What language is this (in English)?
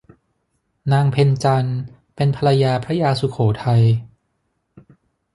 Thai